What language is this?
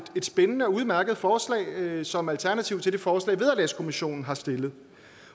Danish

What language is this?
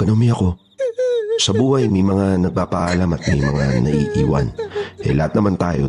Filipino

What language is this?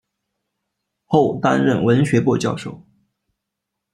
Chinese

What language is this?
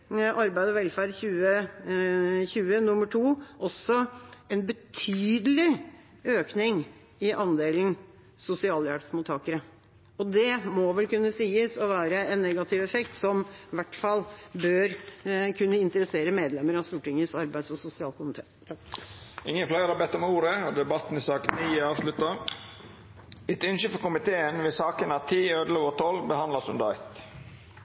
Norwegian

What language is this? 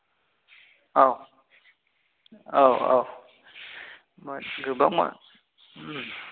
Bodo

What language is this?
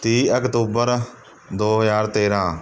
Punjabi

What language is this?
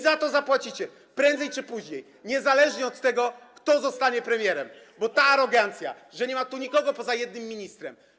Polish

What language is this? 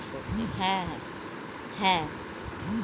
Bangla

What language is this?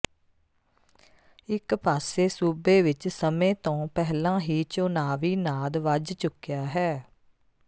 Punjabi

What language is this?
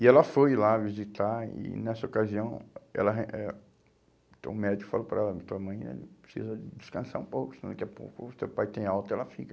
Portuguese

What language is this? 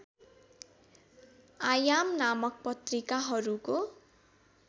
Nepali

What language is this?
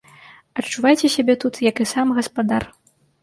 Belarusian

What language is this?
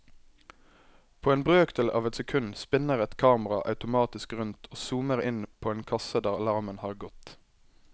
Norwegian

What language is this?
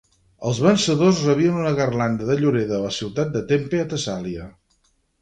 Catalan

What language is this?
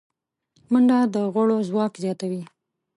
Pashto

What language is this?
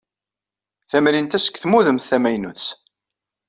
Kabyle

